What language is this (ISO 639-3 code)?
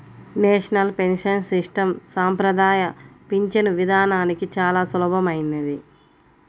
tel